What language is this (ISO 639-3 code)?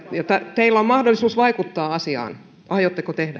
fin